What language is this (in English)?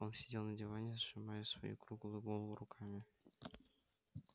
Russian